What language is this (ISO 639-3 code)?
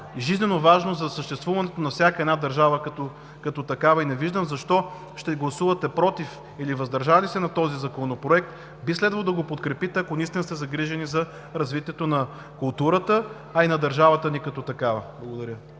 bul